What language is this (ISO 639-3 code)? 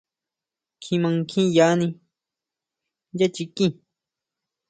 mau